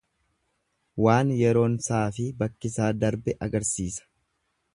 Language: Oromo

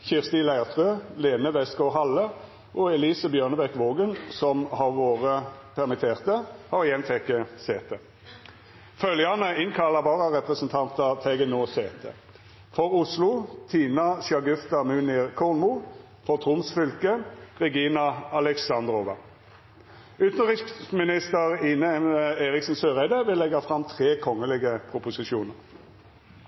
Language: Norwegian Nynorsk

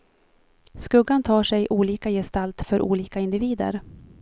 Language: Swedish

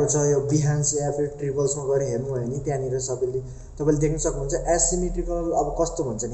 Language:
Hindi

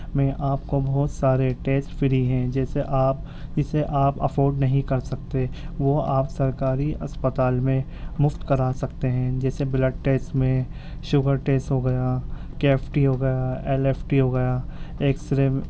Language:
Urdu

